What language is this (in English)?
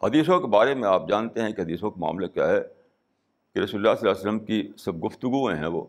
Urdu